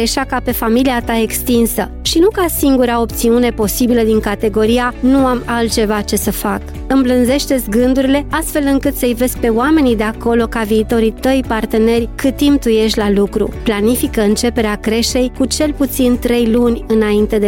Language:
Romanian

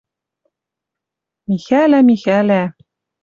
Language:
Western Mari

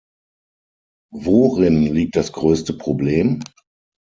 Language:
German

